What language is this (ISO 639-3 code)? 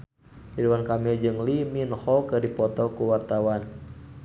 sun